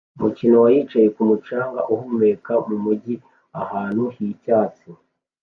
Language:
Kinyarwanda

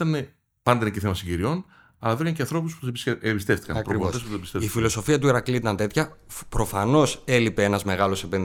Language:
Greek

